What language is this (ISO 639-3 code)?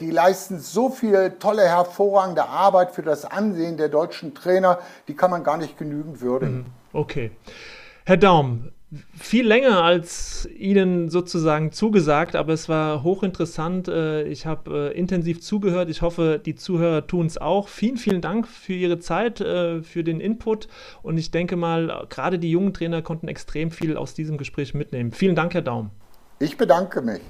deu